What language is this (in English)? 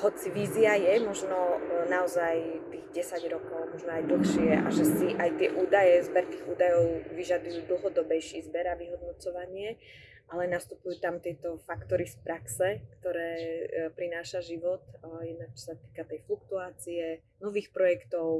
Slovak